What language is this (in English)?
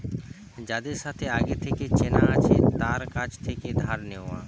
Bangla